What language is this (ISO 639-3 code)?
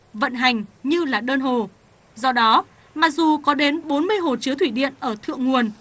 vie